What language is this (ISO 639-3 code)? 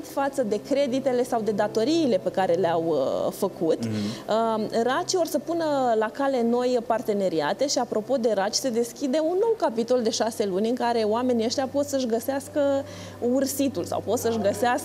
ron